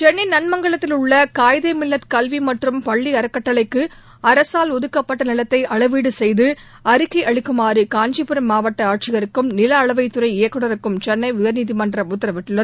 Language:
Tamil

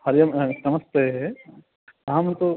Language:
Sanskrit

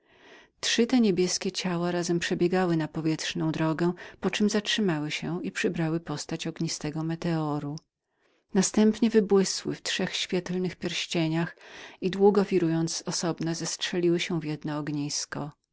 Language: Polish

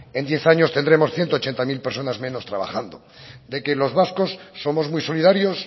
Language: Spanish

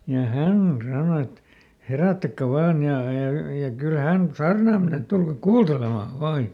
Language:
Finnish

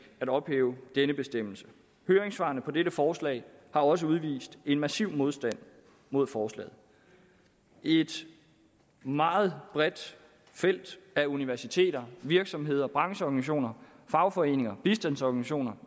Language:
Danish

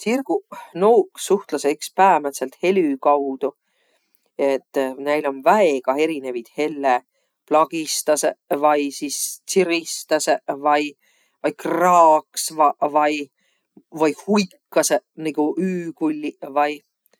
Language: Võro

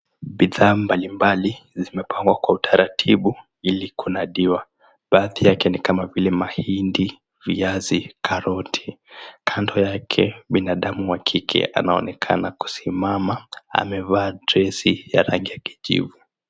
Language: Swahili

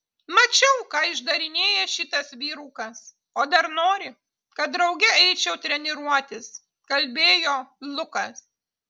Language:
Lithuanian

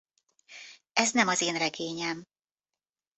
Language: Hungarian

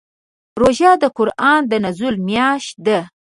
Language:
Pashto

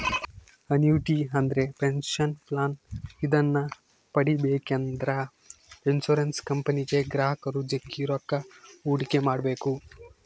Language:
Kannada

